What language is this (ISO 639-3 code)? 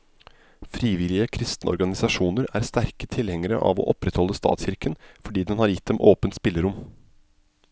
nor